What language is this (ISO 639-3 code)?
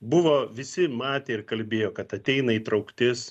lit